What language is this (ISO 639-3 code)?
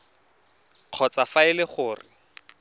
tsn